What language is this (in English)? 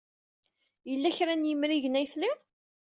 Kabyle